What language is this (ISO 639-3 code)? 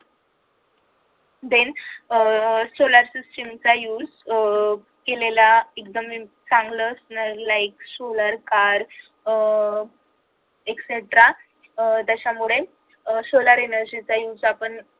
mar